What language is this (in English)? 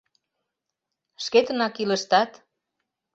Mari